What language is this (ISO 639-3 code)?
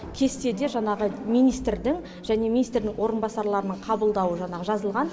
kaz